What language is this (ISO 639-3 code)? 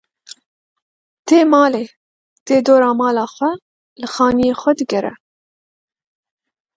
kur